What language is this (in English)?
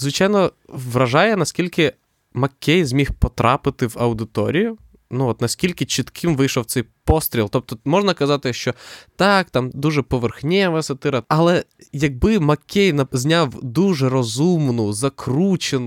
Ukrainian